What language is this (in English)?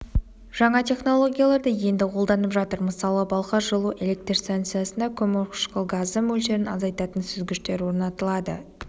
Kazakh